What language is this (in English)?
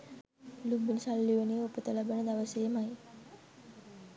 Sinhala